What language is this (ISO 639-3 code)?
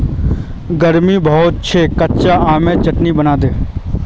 mag